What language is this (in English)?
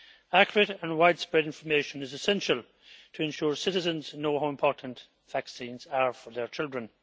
English